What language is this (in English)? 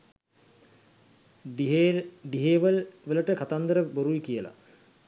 Sinhala